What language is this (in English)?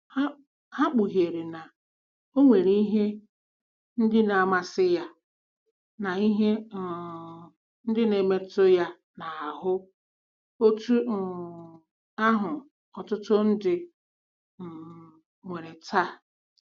Igbo